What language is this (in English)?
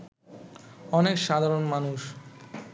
Bangla